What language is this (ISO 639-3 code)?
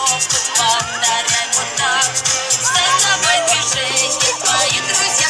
rus